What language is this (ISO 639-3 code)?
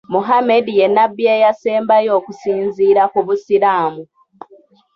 lug